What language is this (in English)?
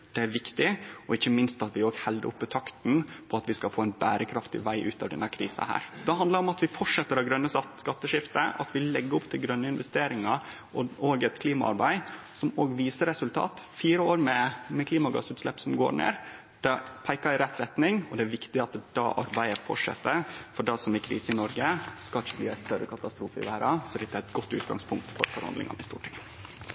Norwegian Nynorsk